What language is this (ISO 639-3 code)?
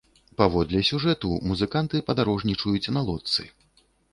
bel